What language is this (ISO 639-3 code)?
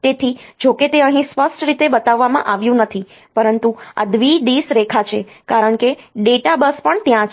guj